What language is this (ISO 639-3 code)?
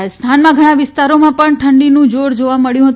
guj